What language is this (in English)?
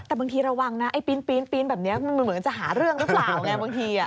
Thai